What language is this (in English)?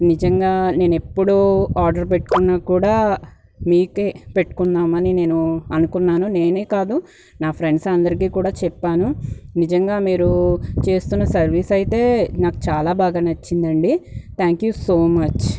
Telugu